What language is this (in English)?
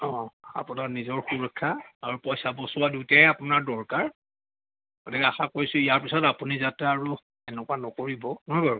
Assamese